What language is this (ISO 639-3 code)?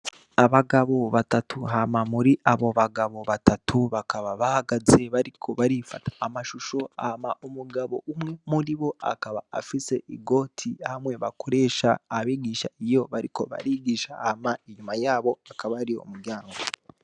run